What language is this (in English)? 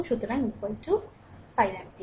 Bangla